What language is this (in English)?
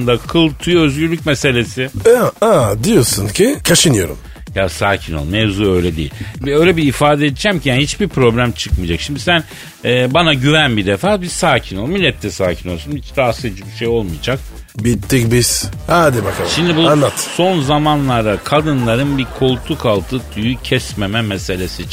Turkish